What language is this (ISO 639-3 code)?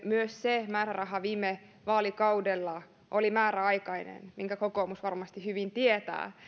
fin